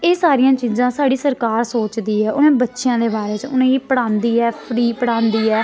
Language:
Dogri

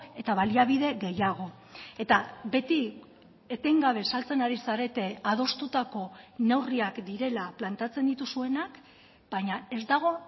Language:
Basque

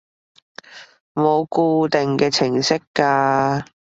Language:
Cantonese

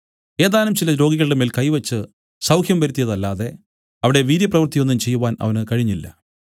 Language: Malayalam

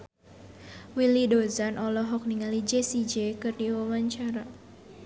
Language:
Sundanese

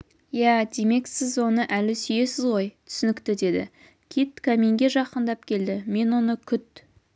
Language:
Kazakh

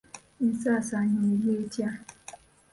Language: Ganda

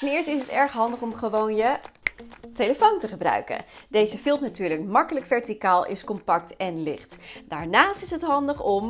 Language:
Dutch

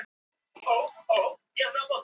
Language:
Icelandic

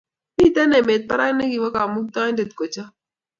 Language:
Kalenjin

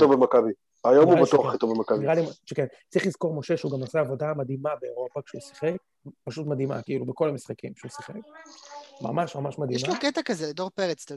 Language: Hebrew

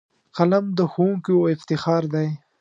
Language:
Pashto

